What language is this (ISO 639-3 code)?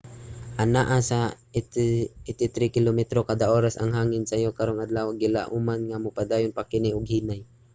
ceb